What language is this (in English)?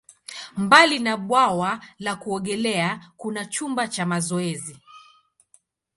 Swahili